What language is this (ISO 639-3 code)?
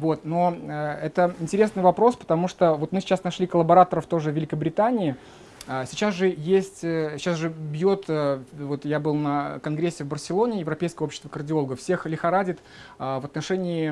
rus